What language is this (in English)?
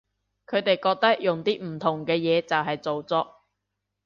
Cantonese